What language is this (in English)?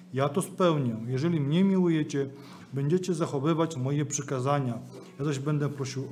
Polish